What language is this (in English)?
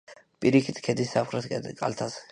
Georgian